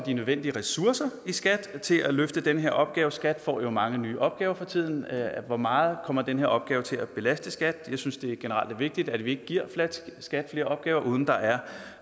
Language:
Danish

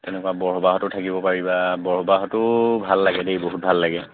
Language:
Assamese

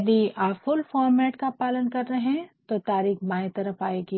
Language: Hindi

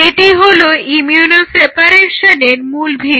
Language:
Bangla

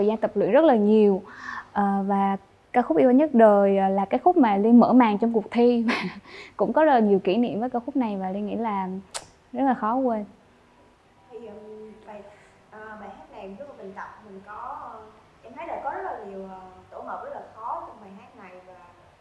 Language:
Vietnamese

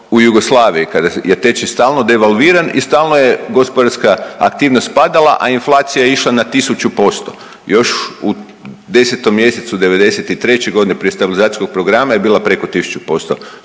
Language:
Croatian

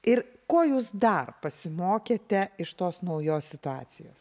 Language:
Lithuanian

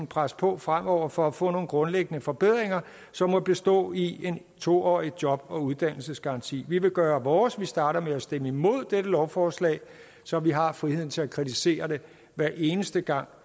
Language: Danish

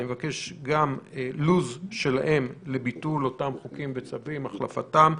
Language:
Hebrew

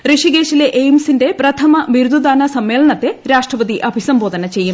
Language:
Malayalam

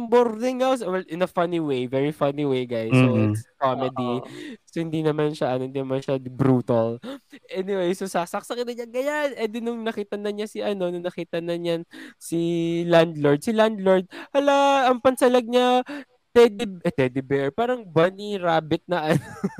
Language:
Filipino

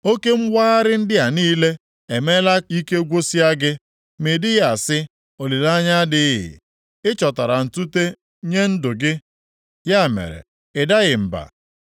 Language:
Igbo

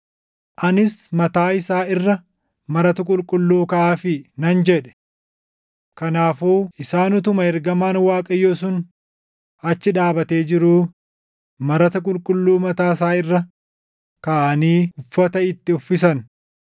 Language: Oromo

